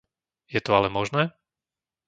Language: Slovak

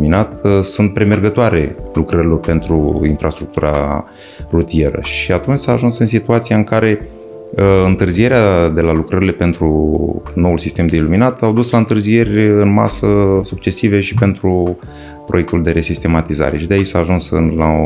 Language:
Romanian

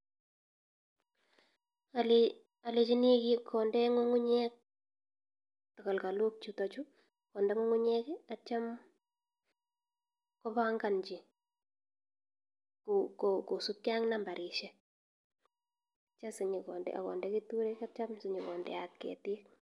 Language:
Kalenjin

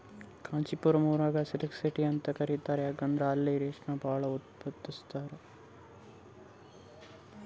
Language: Kannada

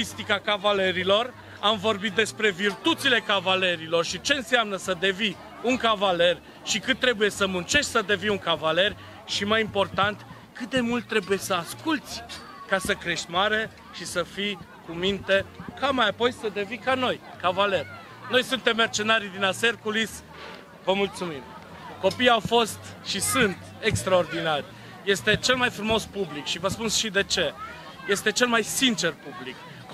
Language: Romanian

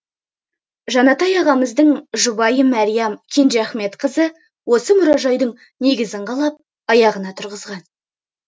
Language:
Kazakh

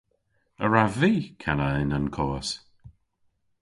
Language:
Cornish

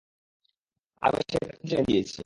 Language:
Bangla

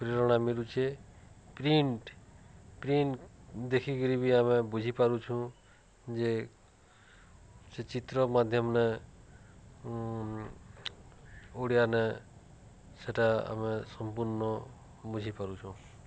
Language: Odia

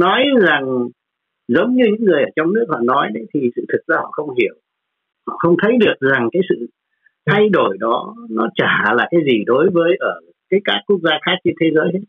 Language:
Vietnamese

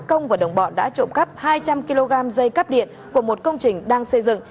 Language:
Vietnamese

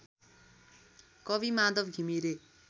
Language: Nepali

